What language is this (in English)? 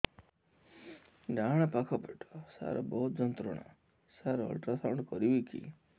Odia